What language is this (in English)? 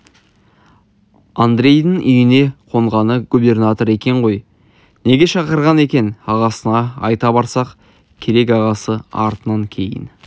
Kazakh